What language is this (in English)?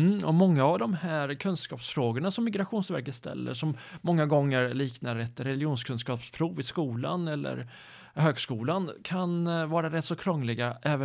Swedish